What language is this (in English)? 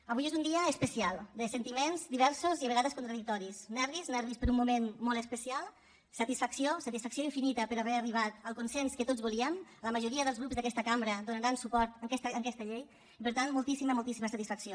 Catalan